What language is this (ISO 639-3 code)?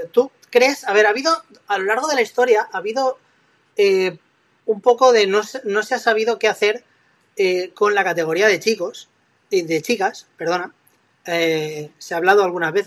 spa